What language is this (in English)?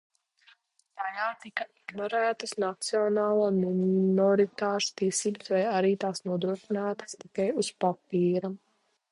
Latvian